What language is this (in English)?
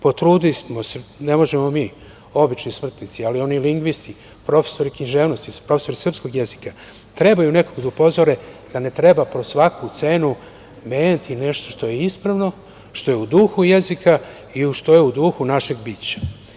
Serbian